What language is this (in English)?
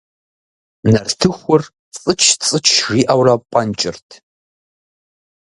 Kabardian